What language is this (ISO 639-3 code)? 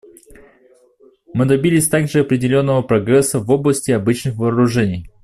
rus